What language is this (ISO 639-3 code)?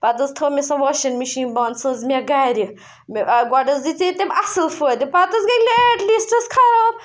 kas